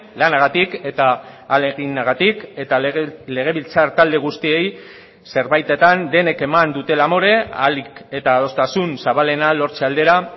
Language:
Basque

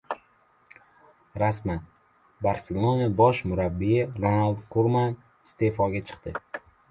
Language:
Uzbek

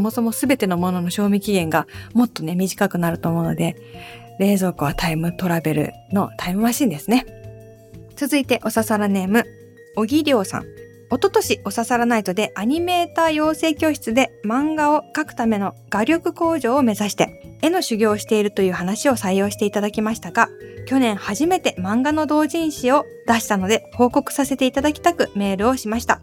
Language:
Japanese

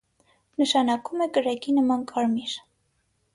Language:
Armenian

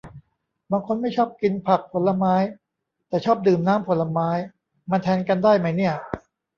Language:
Thai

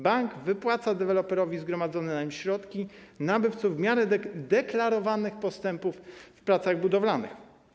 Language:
Polish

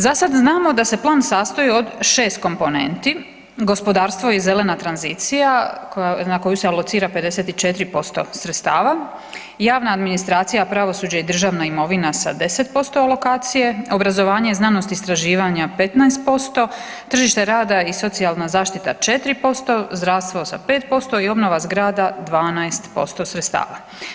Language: Croatian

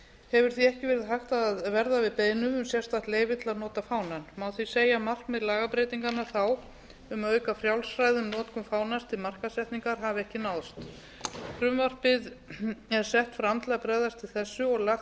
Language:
Icelandic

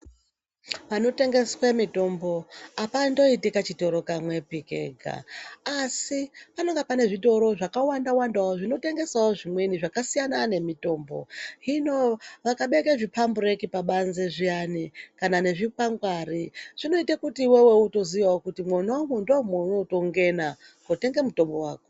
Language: Ndau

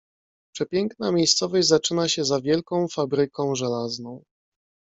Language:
Polish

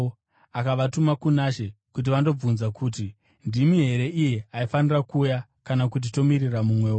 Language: Shona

